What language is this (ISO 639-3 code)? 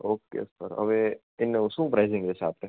guj